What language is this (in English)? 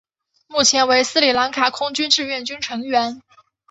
Chinese